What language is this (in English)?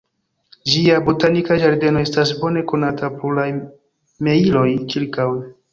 Esperanto